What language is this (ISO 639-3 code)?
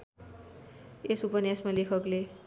nep